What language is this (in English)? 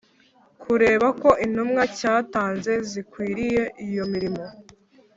Kinyarwanda